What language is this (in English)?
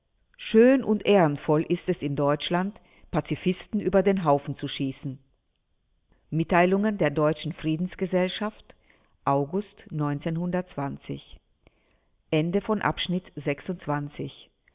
German